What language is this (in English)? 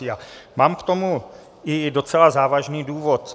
Czech